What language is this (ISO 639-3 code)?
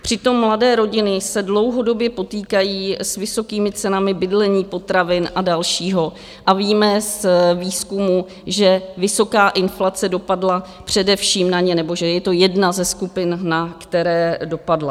ces